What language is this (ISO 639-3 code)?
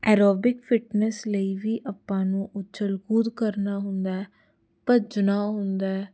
pan